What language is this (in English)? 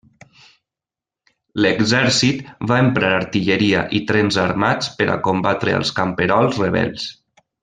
Catalan